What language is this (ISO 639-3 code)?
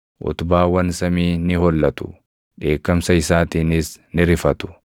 orm